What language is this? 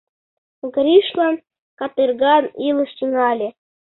Mari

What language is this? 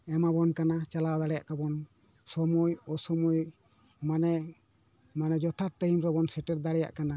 Santali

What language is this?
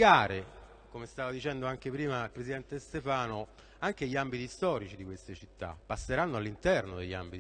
Italian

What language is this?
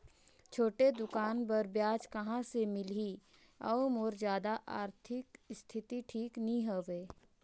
Chhattisgarhi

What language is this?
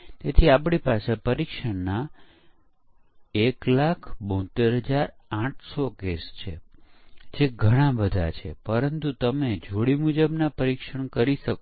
Gujarati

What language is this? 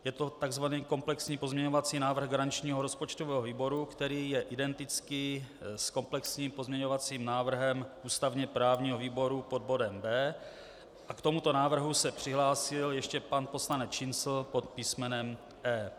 Czech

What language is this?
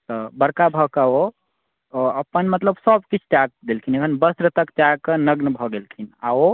Maithili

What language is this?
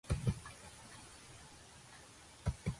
Georgian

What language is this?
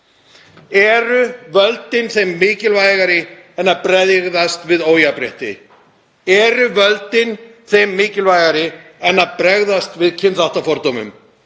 Icelandic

